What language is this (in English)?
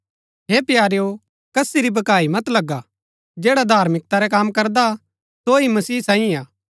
Gaddi